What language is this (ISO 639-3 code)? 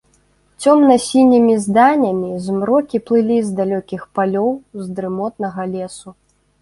bel